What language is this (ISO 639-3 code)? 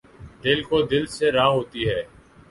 urd